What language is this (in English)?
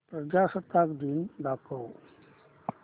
Marathi